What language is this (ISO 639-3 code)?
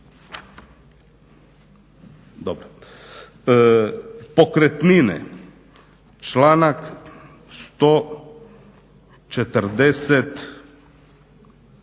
hrv